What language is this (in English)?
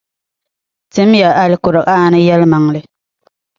Dagbani